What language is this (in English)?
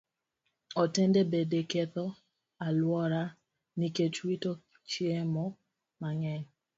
Luo (Kenya and Tanzania)